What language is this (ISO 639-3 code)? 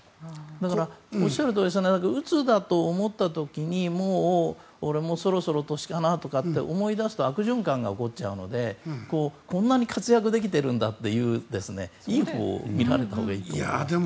jpn